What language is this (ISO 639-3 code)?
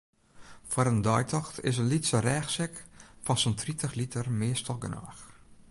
fry